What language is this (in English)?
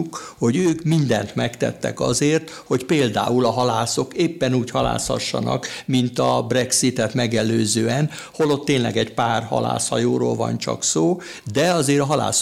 Hungarian